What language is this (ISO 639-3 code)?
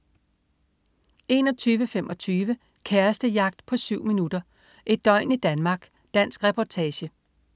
dan